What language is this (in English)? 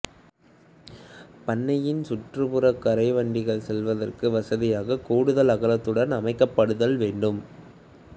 Tamil